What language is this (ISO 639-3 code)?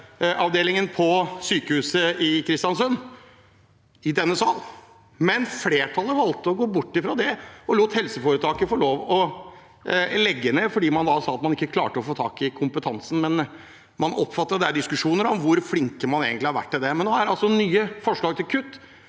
nor